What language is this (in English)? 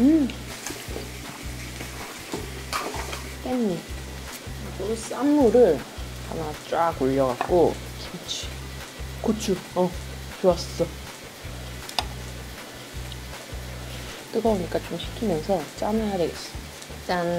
Korean